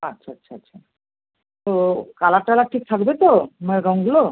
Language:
Bangla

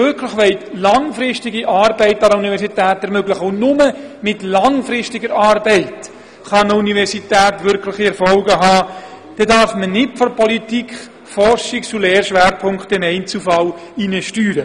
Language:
Swiss German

